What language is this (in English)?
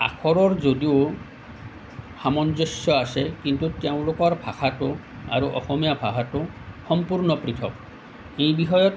Assamese